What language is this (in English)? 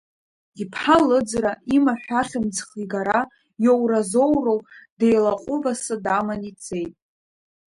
Abkhazian